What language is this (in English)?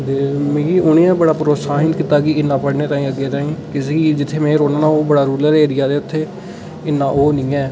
Dogri